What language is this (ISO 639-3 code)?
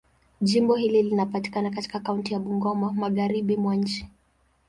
swa